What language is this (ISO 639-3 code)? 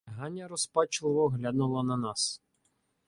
ukr